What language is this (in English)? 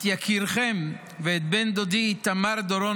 Hebrew